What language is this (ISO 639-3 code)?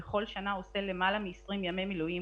heb